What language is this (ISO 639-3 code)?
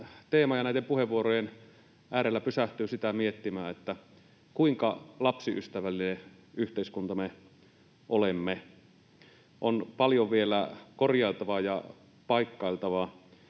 fin